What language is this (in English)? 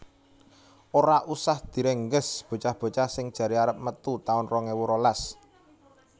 Javanese